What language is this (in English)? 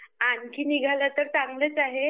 Marathi